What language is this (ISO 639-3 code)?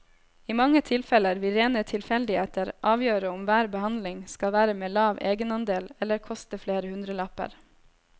nor